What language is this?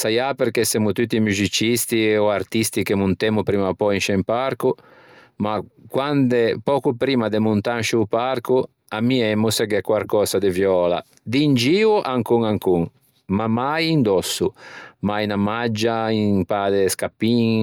Ligurian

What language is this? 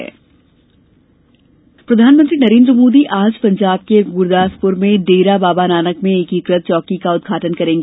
Hindi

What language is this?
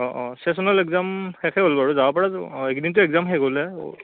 Assamese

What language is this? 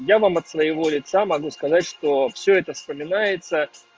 Russian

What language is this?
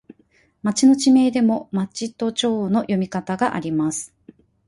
Japanese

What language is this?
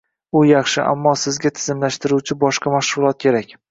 Uzbek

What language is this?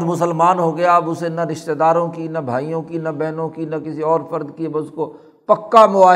Urdu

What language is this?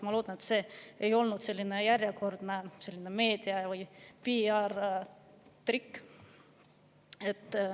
Estonian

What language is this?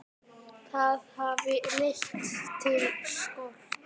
Icelandic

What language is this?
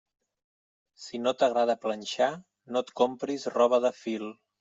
Catalan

